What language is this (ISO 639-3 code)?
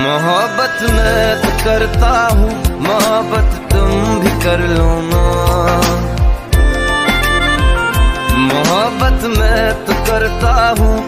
ron